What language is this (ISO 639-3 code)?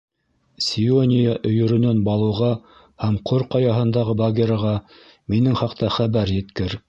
bak